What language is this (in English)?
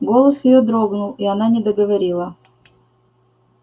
Russian